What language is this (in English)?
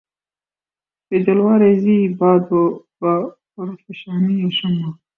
Urdu